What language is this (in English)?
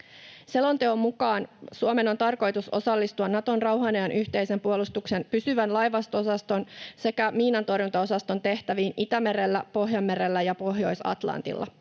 Finnish